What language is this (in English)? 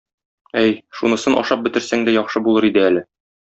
Tatar